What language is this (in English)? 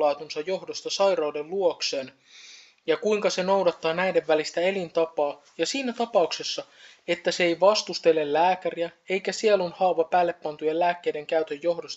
Finnish